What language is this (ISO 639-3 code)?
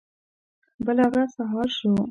pus